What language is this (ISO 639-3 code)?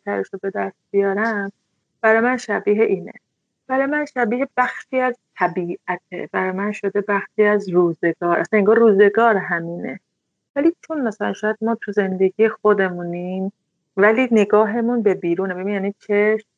fas